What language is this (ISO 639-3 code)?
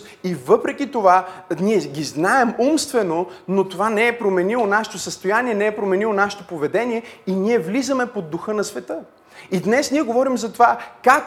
bul